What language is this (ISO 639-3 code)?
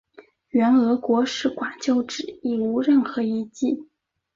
zho